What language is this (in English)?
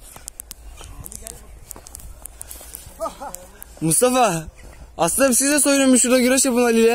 Turkish